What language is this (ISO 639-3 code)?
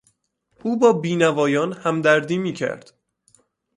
fas